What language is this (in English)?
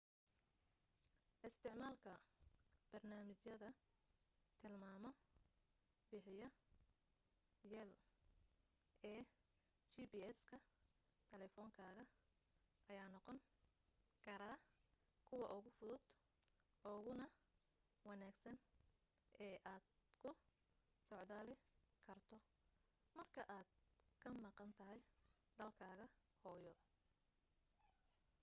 Somali